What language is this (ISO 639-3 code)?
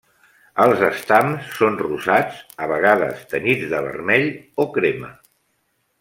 cat